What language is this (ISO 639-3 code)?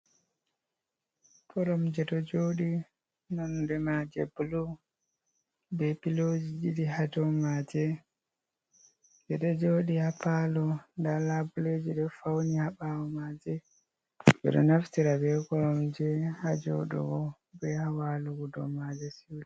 ful